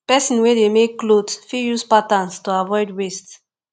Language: Nigerian Pidgin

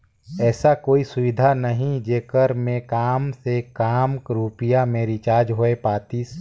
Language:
Chhattisgarhi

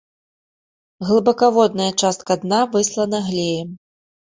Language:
Belarusian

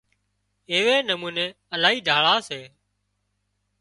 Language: Wadiyara Koli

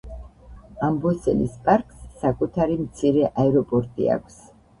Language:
Georgian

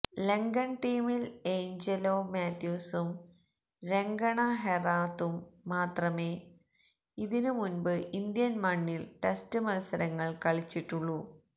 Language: Malayalam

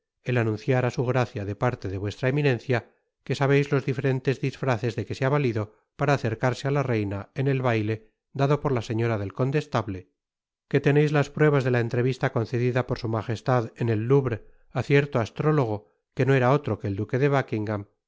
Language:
Spanish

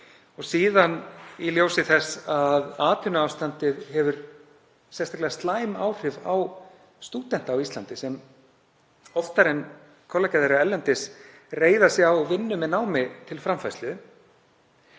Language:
Icelandic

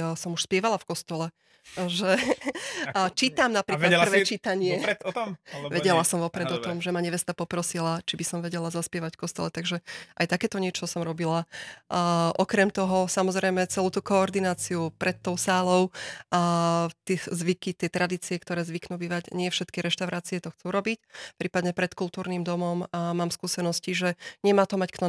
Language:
Slovak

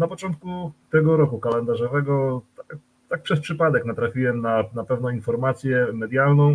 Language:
Polish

